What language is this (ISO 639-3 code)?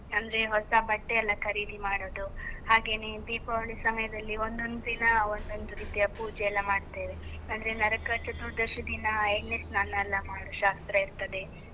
kan